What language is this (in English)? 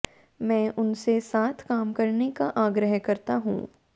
Hindi